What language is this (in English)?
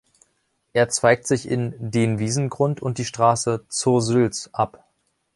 German